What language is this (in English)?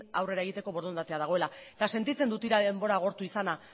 Basque